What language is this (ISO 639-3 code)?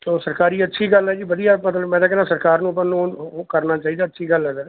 pan